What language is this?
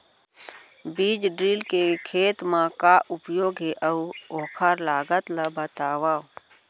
Chhattisgarhi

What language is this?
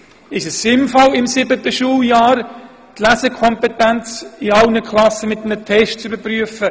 Swiss German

